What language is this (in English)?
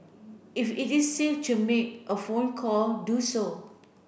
English